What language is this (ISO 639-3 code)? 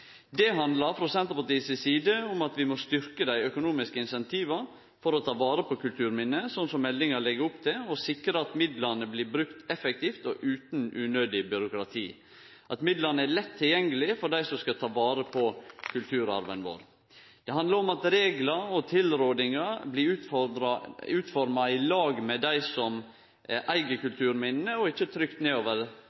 nno